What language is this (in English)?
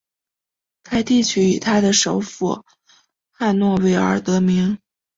Chinese